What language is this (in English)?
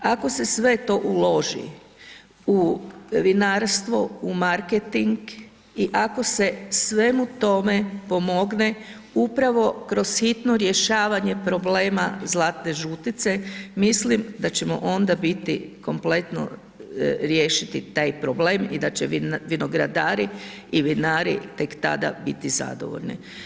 Croatian